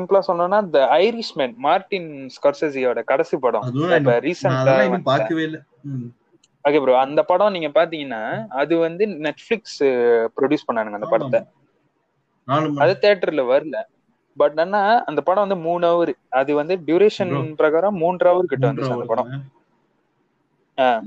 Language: Tamil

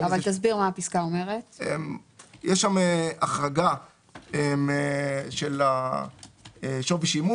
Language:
Hebrew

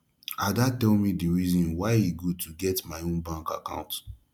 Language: Nigerian Pidgin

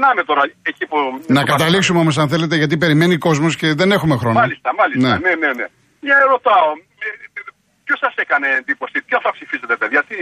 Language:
Greek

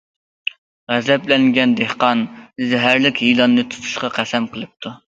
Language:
Uyghur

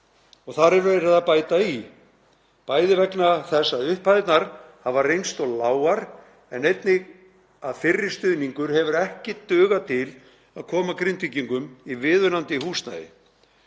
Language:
Icelandic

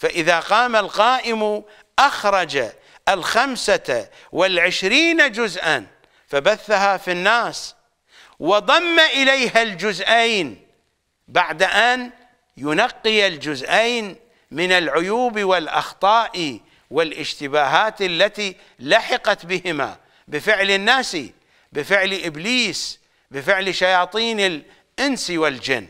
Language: Arabic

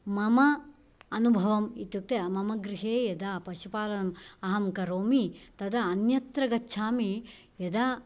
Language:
Sanskrit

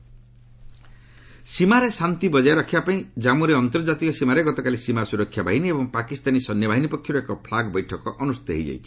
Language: Odia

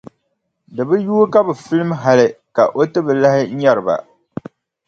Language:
Dagbani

